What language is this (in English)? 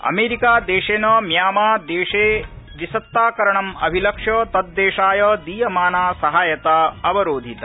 Sanskrit